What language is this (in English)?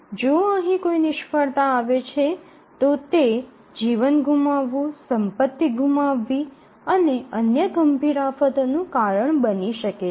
Gujarati